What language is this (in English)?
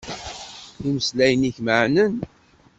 Kabyle